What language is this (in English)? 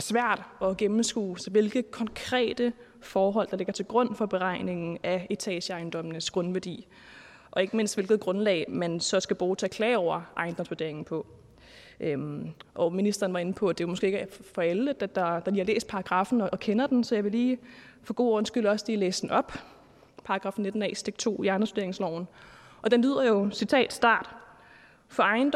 Danish